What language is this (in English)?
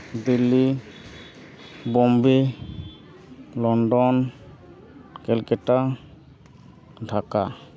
Santali